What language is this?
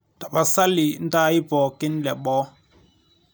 Masai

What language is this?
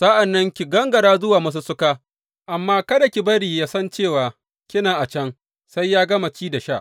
Hausa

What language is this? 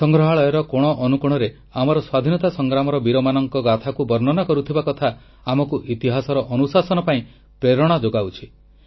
Odia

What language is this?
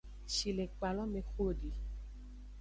Aja (Benin)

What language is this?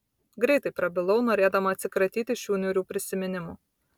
Lithuanian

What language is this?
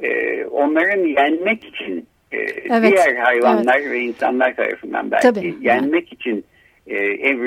Turkish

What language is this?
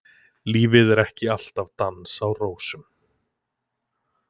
Icelandic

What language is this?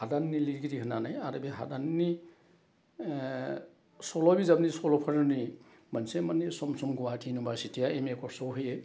Bodo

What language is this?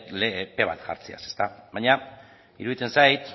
Basque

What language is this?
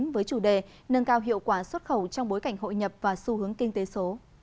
Vietnamese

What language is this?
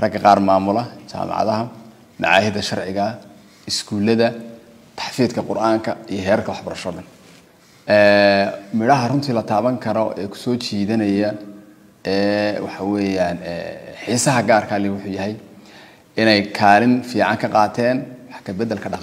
Arabic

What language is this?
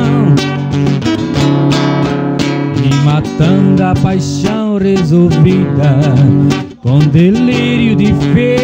Portuguese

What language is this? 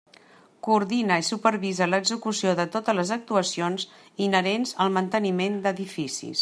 Catalan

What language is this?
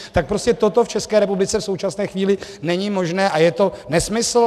Czech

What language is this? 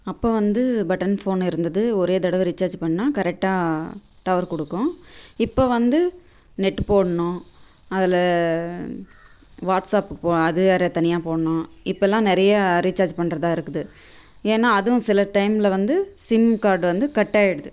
Tamil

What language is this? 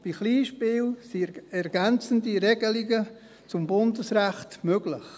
Swiss German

